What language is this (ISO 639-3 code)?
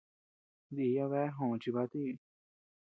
cux